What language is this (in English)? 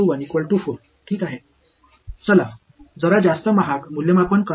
Tamil